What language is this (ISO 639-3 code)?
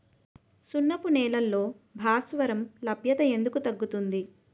tel